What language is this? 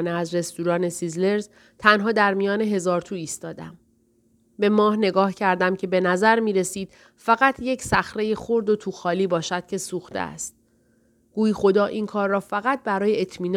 Persian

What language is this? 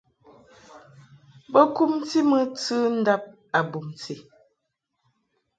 Mungaka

